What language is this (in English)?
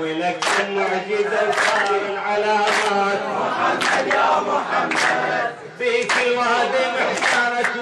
Arabic